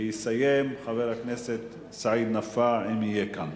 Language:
Hebrew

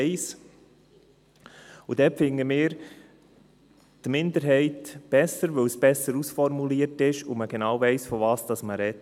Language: Swiss German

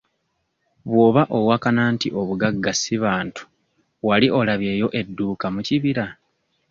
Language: Ganda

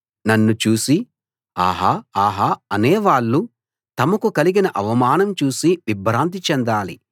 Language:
Telugu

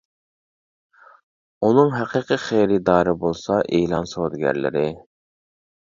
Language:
Uyghur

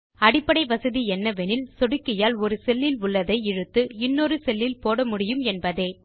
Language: Tamil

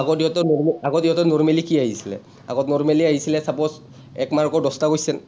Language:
Assamese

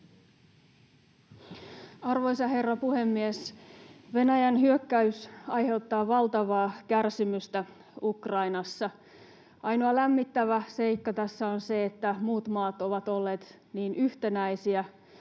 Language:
Finnish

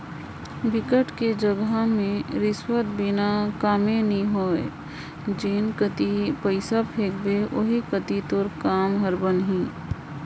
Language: Chhattisgarhi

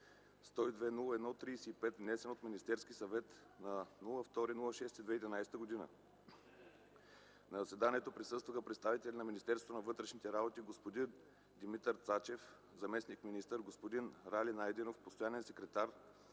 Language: Bulgarian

